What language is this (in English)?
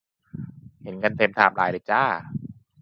Thai